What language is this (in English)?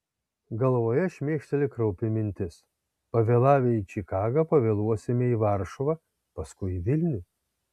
Lithuanian